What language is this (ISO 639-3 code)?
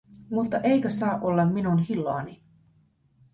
fin